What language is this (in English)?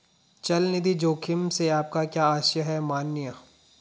Hindi